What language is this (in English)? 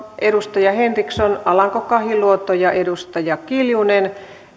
Finnish